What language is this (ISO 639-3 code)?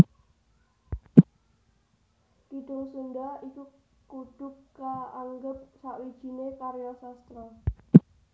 jav